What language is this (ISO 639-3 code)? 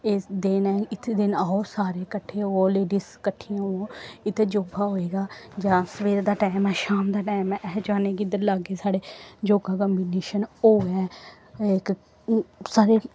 doi